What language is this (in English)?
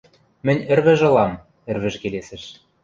Western Mari